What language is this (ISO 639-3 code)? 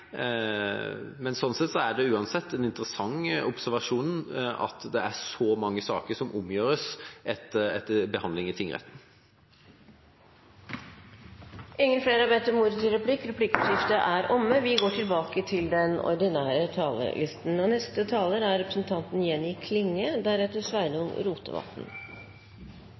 nor